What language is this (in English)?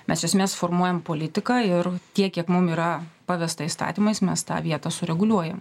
Lithuanian